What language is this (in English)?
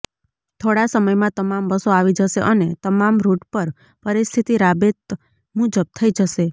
Gujarati